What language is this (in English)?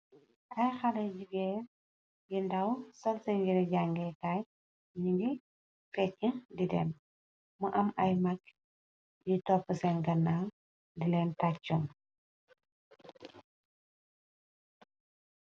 Wolof